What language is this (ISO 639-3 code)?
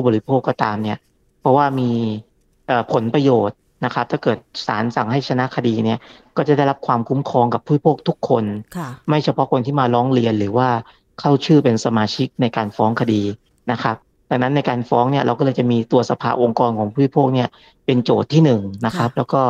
tha